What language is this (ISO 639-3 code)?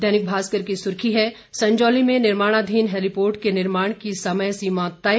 hin